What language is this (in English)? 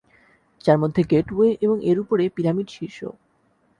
Bangla